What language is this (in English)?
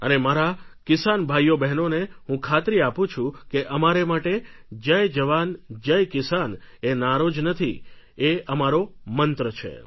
Gujarati